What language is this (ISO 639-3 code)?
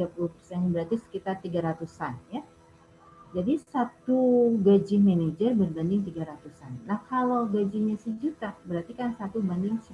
ind